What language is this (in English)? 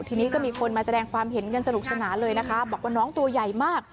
Thai